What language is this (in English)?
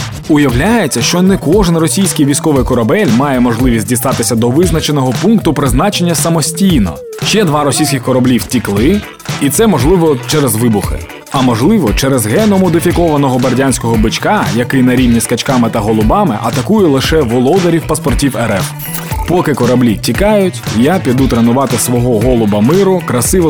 Ukrainian